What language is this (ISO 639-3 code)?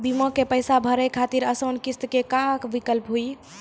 mai